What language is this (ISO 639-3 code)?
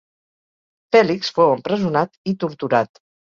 cat